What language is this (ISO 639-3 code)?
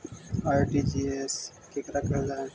mag